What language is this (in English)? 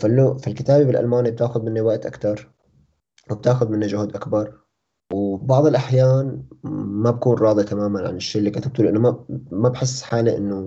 Arabic